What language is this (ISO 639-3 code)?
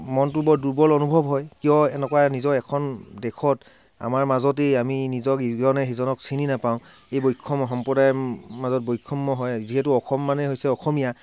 asm